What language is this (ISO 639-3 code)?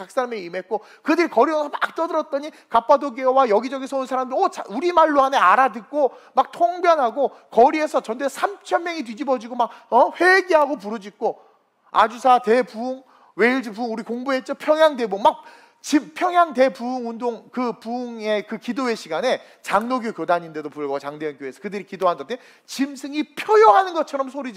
kor